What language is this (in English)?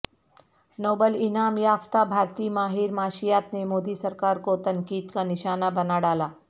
Urdu